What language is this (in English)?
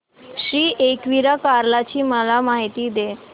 Marathi